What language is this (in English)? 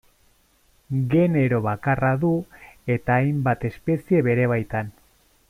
Basque